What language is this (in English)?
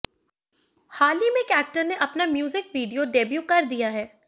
Hindi